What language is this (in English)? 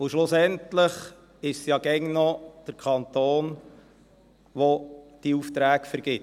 Swiss German